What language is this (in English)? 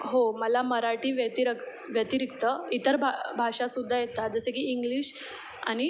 Marathi